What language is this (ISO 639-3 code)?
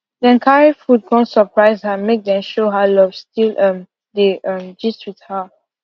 pcm